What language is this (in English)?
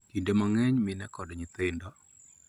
Luo (Kenya and Tanzania)